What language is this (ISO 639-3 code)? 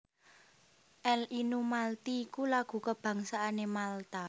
jav